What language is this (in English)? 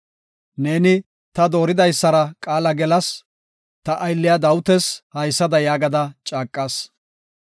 Gofa